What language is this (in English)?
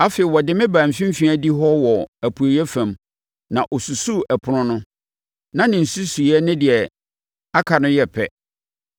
Akan